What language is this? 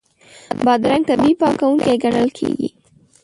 Pashto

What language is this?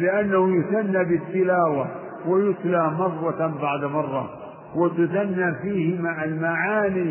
Arabic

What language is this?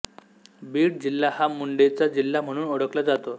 Marathi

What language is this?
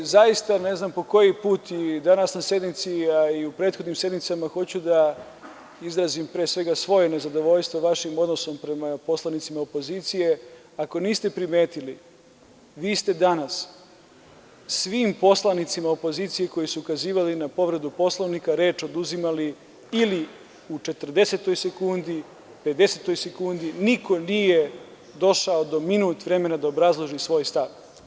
Serbian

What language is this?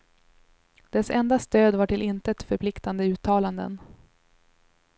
Swedish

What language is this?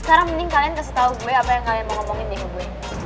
Indonesian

